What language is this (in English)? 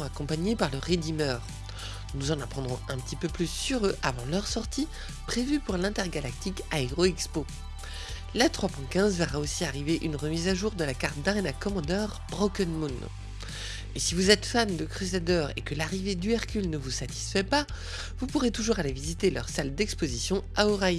French